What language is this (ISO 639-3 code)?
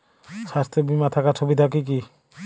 ben